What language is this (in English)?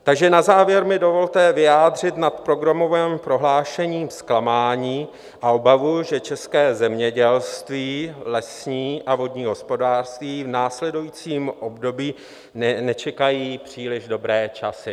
Czech